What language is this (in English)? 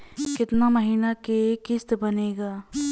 Bhojpuri